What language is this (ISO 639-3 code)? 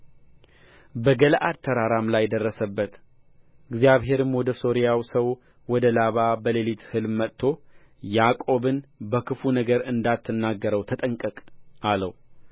amh